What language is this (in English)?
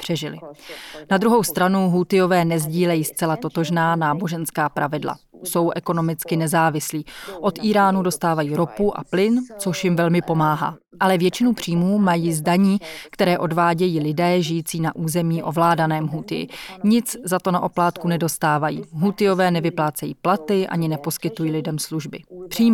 Czech